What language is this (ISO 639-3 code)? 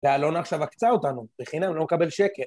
heb